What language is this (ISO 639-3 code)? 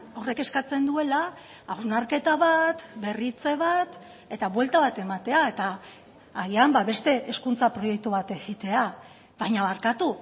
eus